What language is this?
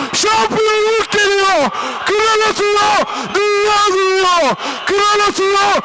Turkish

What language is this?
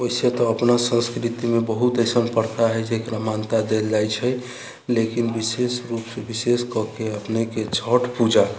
Maithili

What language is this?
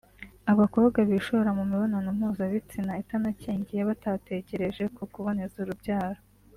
Kinyarwanda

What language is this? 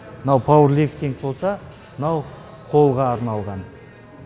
Kazakh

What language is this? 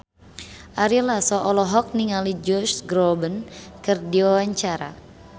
Sundanese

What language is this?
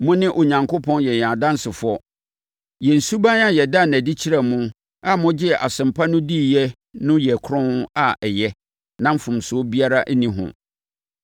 Akan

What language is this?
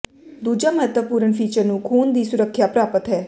Punjabi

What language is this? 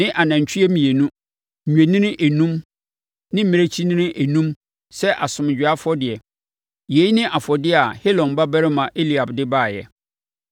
Akan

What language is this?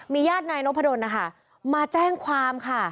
Thai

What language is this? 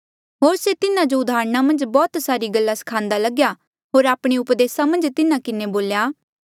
Mandeali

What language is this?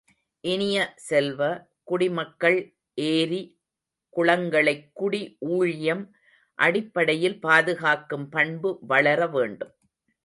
Tamil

